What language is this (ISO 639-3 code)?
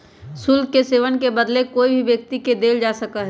mag